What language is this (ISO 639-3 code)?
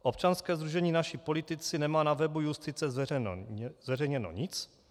ces